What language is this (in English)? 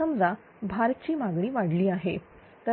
Marathi